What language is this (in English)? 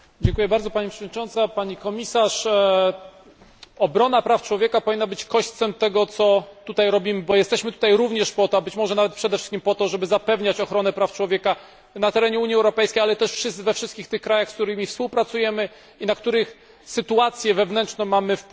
Polish